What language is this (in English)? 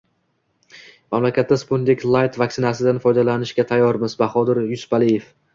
Uzbek